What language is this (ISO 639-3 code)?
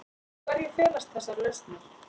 isl